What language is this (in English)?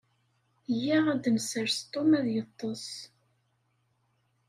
Kabyle